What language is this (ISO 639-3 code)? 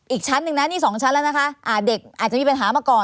tha